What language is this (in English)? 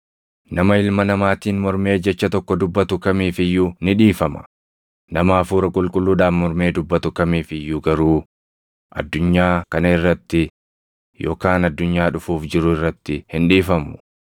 Oromo